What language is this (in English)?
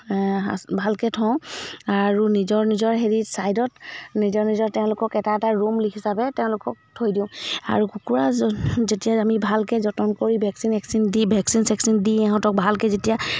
Assamese